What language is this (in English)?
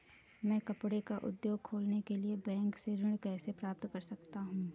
Hindi